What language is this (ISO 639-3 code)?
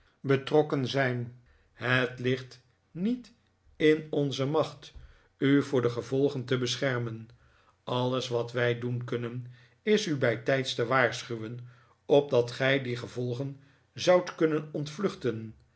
nld